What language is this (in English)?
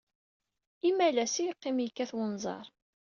Kabyle